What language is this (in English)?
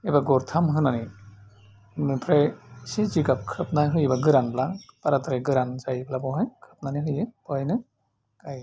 Bodo